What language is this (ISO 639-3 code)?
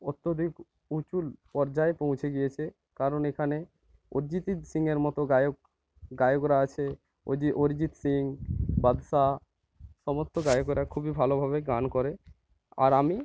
ben